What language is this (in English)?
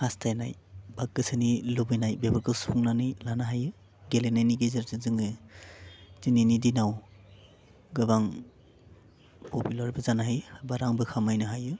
Bodo